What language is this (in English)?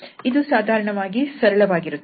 Kannada